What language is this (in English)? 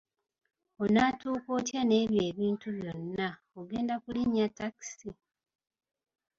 Ganda